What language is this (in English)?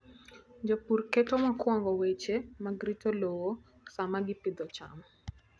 Luo (Kenya and Tanzania)